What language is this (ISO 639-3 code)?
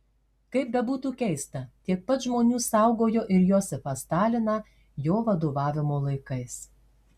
lit